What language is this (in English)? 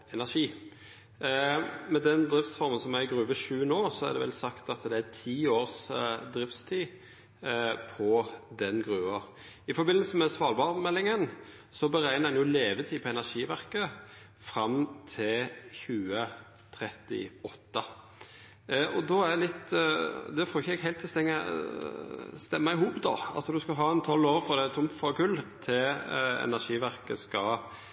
Norwegian Nynorsk